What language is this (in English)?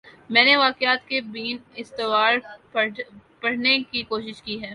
Urdu